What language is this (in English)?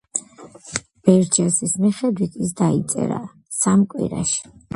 Georgian